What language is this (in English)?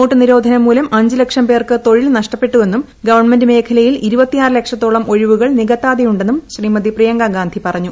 Malayalam